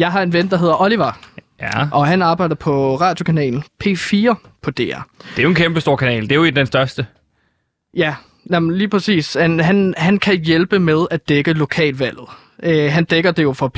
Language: Danish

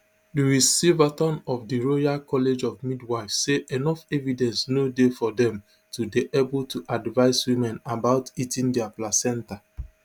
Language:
Nigerian Pidgin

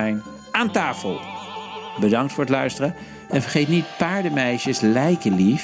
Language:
Dutch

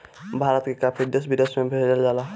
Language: Bhojpuri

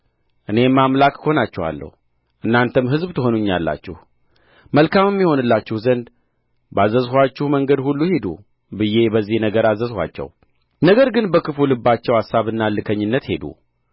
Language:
Amharic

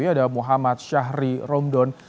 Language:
Indonesian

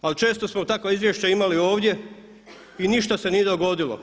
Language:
Croatian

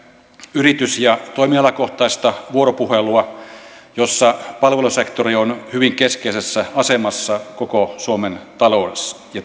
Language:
Finnish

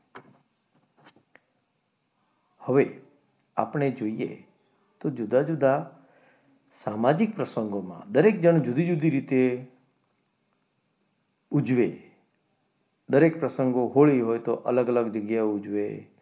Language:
Gujarati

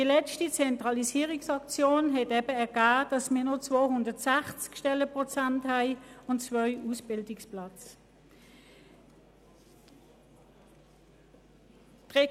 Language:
Swiss German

